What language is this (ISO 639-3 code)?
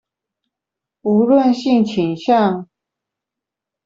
zho